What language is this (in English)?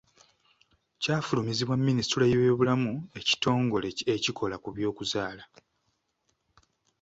Ganda